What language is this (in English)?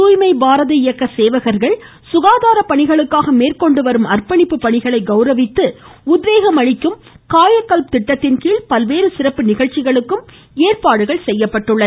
Tamil